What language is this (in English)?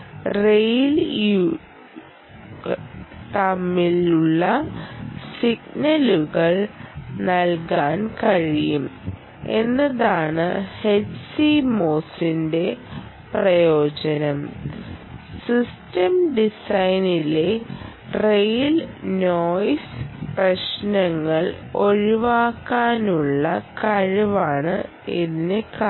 Malayalam